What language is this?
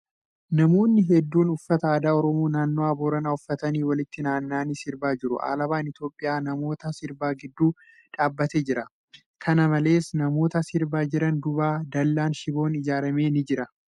Oromo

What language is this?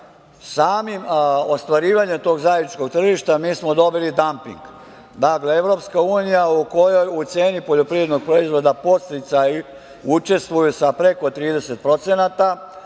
Serbian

